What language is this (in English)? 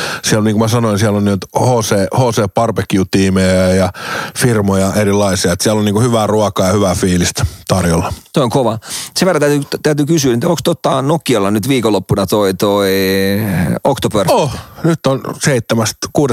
Finnish